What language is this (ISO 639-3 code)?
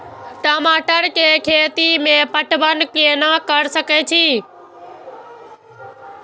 mai